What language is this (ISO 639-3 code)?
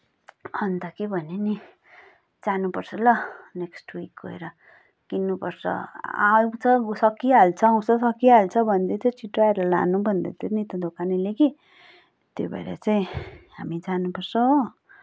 nep